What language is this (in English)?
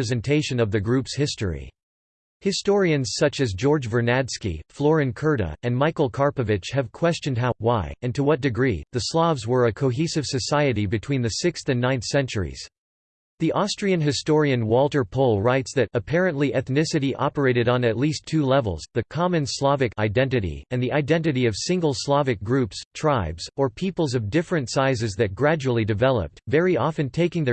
English